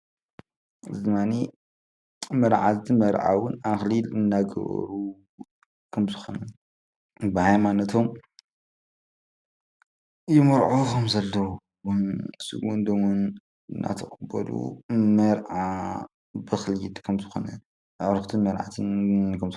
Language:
Tigrinya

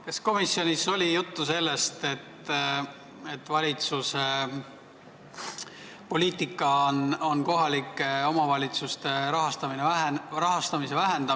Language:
Estonian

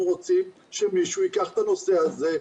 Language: Hebrew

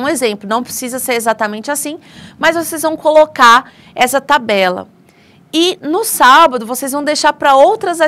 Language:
Portuguese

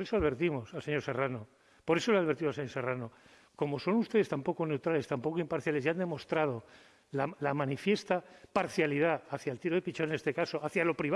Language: Spanish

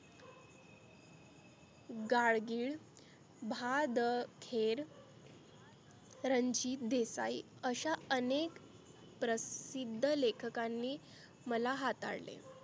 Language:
Marathi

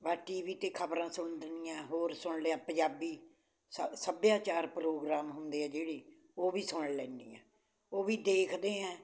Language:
Punjabi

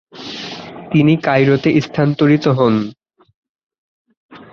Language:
Bangla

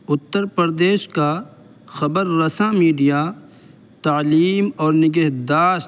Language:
Urdu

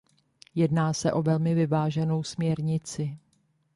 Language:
Czech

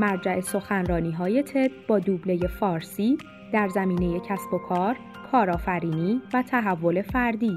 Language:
Persian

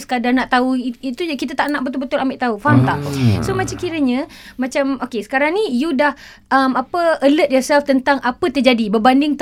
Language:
Malay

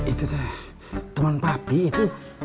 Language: Indonesian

